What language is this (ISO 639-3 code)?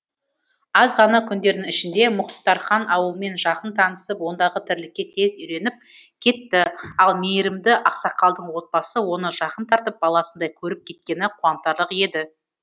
kaz